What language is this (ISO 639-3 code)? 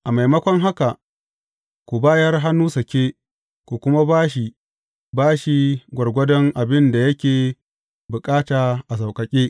hau